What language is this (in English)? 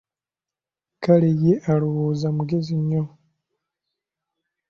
Ganda